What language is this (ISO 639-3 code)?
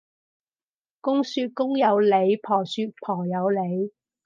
yue